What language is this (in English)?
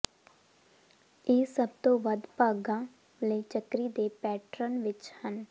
Punjabi